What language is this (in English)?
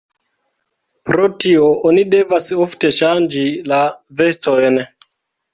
Esperanto